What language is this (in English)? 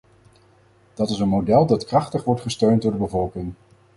Dutch